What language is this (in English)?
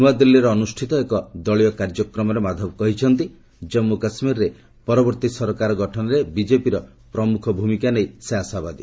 Odia